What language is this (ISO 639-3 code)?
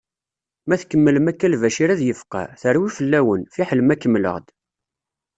kab